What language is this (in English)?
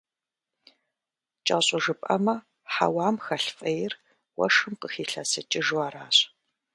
Kabardian